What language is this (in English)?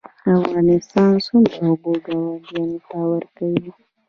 Pashto